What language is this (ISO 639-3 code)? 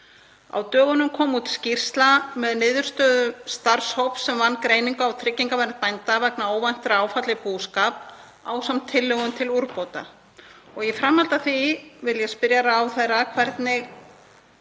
isl